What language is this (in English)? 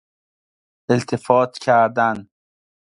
Persian